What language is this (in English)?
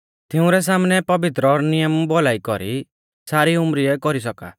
Mahasu Pahari